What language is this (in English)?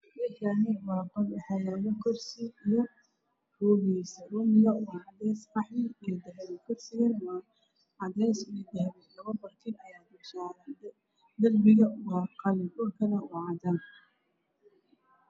Somali